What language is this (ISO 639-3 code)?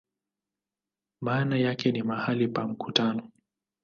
swa